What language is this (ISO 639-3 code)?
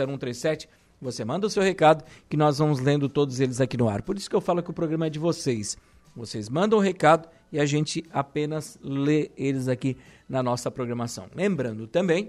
por